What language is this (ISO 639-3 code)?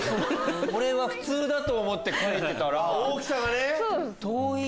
jpn